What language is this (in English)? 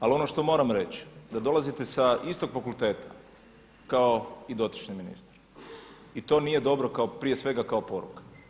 Croatian